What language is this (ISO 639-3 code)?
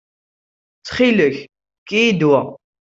kab